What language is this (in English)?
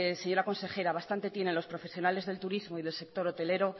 Spanish